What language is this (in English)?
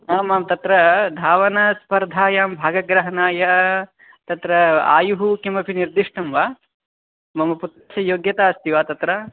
Sanskrit